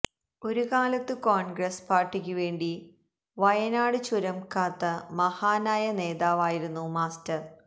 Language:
Malayalam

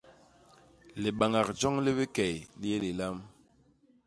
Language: Basaa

